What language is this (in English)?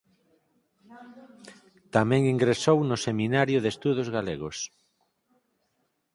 Galician